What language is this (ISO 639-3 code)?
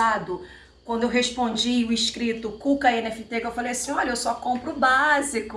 por